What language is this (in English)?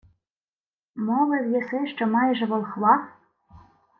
Ukrainian